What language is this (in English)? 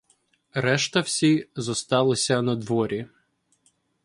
Ukrainian